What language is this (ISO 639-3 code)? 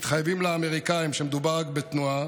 heb